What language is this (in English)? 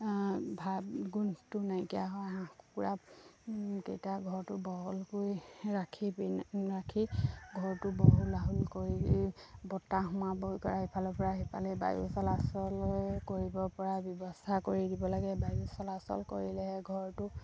Assamese